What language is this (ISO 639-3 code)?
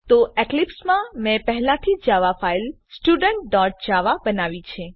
guj